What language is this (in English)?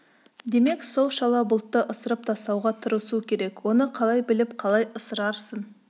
Kazakh